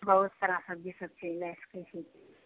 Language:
Maithili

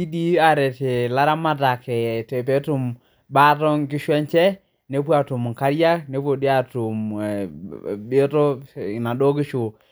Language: Masai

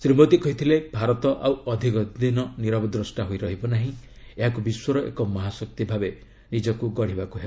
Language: Odia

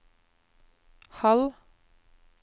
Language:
Norwegian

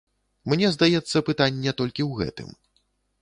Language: Belarusian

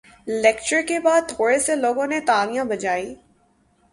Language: Urdu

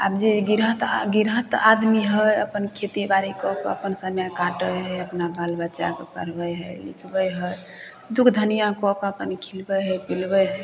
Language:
Maithili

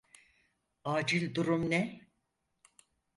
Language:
Turkish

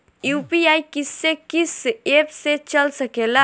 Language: Bhojpuri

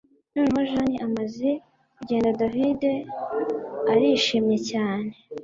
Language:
Kinyarwanda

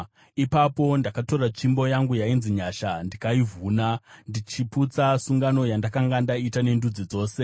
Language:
Shona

